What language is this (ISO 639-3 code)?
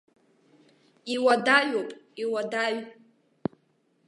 abk